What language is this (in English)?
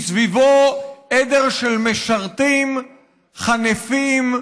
Hebrew